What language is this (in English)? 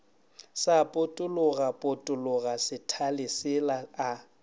Northern Sotho